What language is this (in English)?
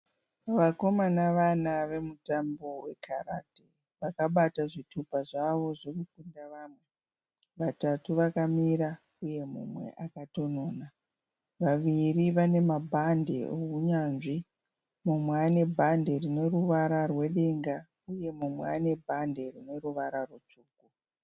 Shona